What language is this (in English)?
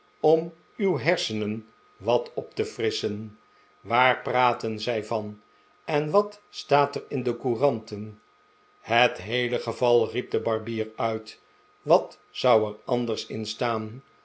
Dutch